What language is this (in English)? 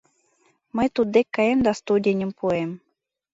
Mari